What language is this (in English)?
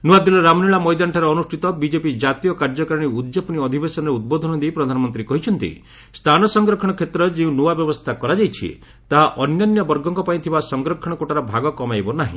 Odia